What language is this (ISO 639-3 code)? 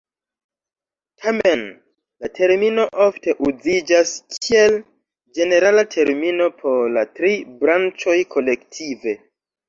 epo